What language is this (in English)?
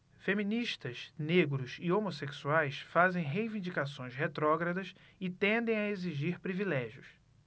Portuguese